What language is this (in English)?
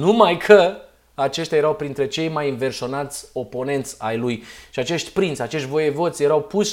Romanian